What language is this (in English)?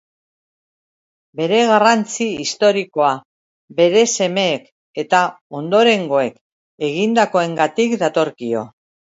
Basque